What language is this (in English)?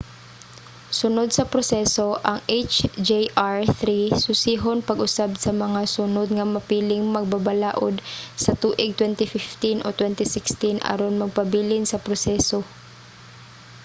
Cebuano